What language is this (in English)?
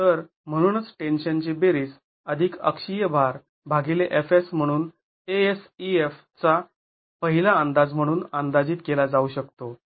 Marathi